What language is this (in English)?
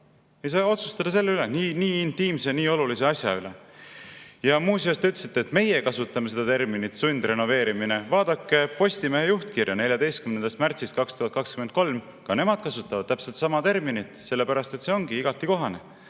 Estonian